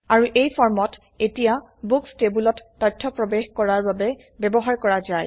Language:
Assamese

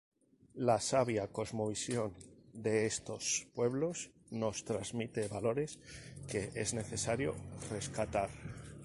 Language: Spanish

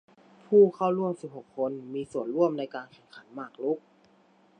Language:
Thai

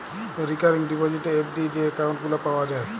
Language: Bangla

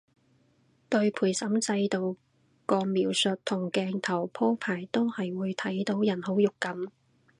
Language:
Cantonese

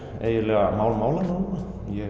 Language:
Icelandic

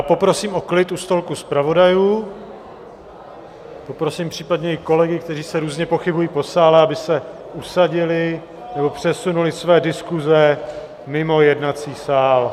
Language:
Czech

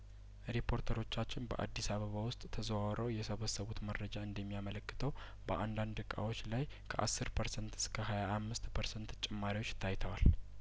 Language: Amharic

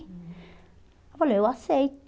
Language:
Portuguese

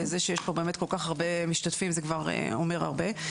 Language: Hebrew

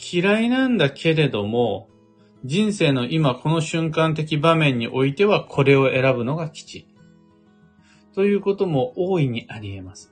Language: Japanese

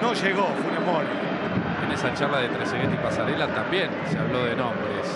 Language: Spanish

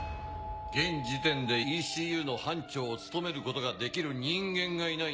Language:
Japanese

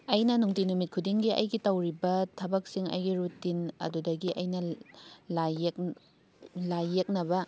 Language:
Manipuri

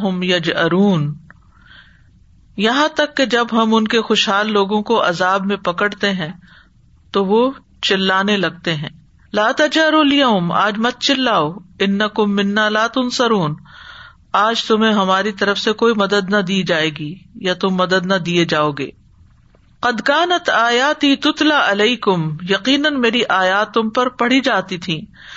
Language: Urdu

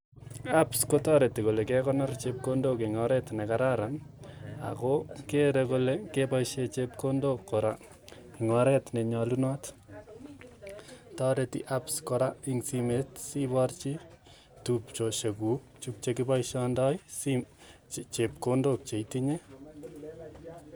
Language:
Kalenjin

